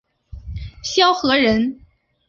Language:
Chinese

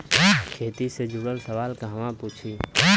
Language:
Bhojpuri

